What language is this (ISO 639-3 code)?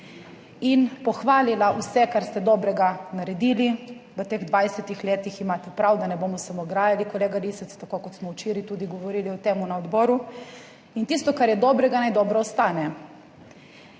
slv